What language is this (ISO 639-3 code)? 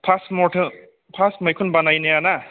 brx